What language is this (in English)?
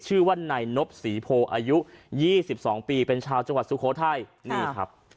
Thai